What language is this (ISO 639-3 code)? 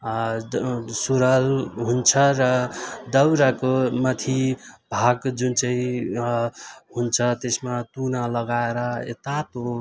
nep